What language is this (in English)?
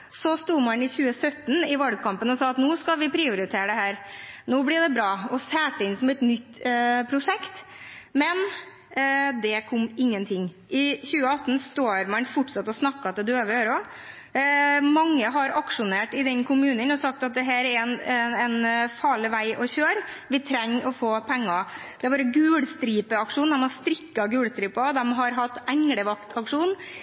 Norwegian Bokmål